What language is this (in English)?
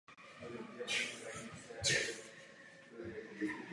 Czech